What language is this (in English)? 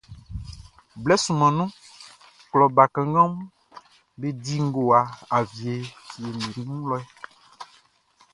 Baoulé